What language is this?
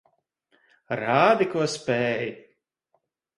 Latvian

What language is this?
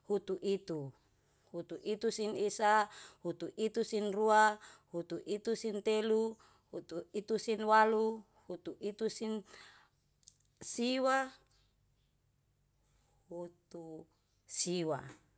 Yalahatan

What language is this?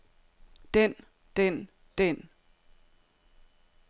Danish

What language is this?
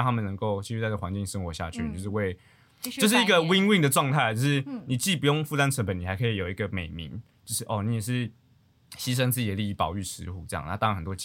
Chinese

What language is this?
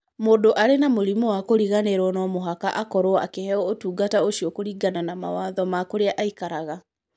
Kikuyu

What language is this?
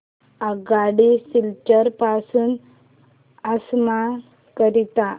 Marathi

